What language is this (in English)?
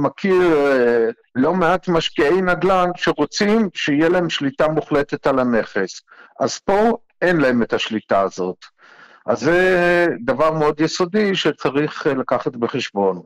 Hebrew